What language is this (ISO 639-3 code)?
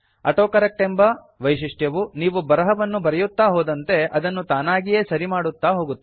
kan